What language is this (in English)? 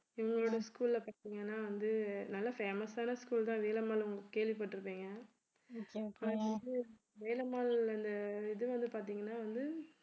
Tamil